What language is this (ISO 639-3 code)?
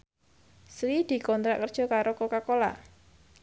jav